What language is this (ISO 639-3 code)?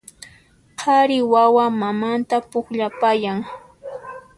qxp